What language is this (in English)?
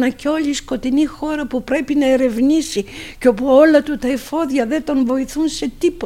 Greek